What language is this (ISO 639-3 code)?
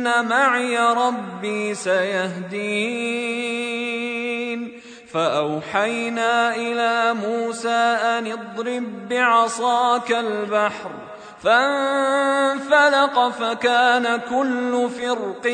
ara